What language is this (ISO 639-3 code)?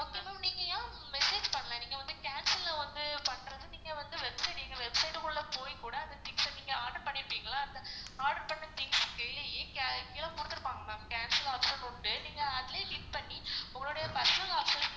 tam